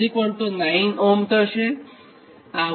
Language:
Gujarati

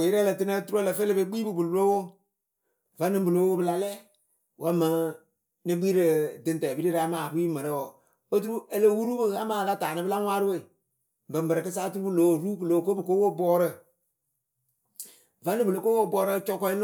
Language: Akebu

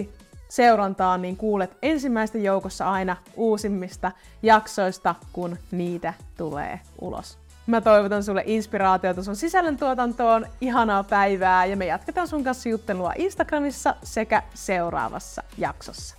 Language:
Finnish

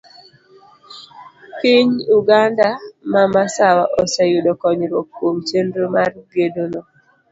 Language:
Luo (Kenya and Tanzania)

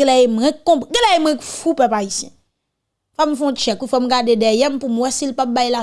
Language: French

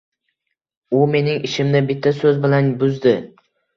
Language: Uzbek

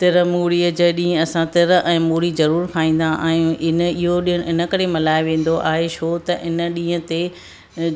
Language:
Sindhi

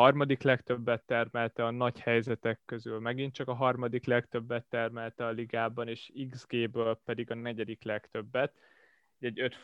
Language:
Hungarian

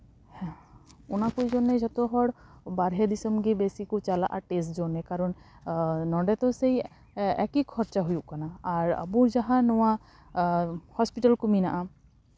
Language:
Santali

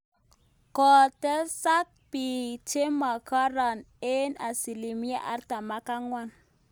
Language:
Kalenjin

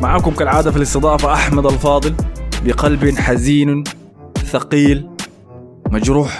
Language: Arabic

